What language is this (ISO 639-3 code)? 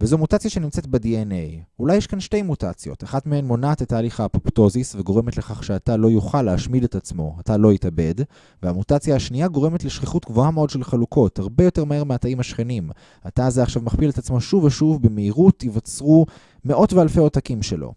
heb